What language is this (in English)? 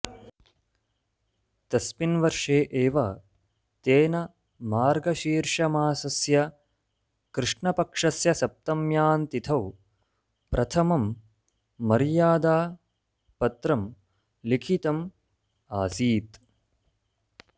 Sanskrit